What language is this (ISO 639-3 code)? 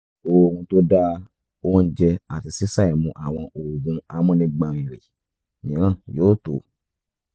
yor